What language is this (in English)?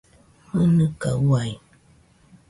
Nüpode Huitoto